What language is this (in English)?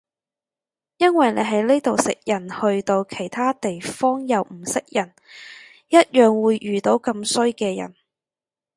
Cantonese